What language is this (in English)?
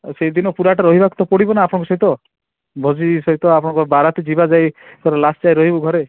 Odia